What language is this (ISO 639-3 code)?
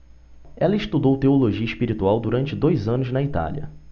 por